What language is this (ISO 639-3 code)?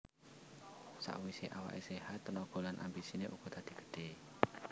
jav